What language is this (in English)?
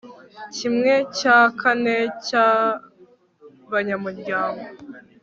Kinyarwanda